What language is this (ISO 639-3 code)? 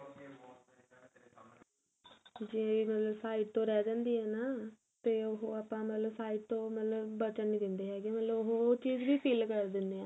pan